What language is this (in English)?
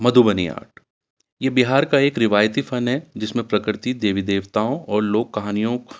Urdu